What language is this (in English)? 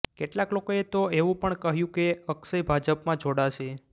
Gujarati